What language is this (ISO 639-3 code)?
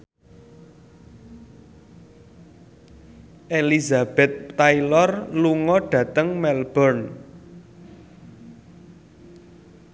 jav